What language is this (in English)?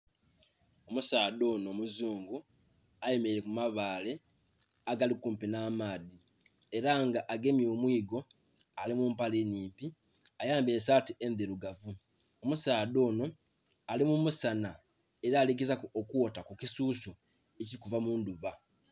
Soga